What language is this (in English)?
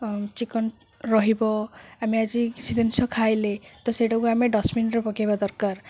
Odia